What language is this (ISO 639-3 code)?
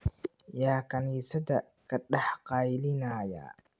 som